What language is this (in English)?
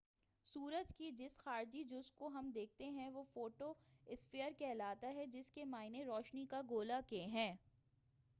Urdu